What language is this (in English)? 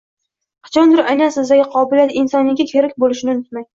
Uzbek